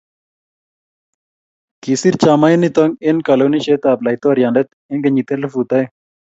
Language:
Kalenjin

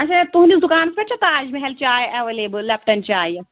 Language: Kashmiri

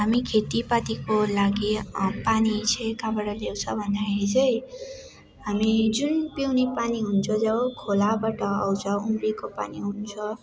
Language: Nepali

